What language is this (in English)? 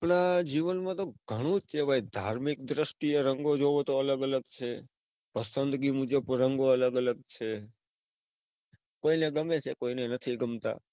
Gujarati